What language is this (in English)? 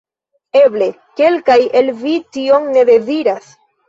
Esperanto